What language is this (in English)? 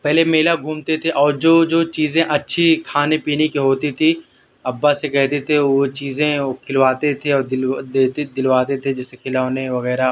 Urdu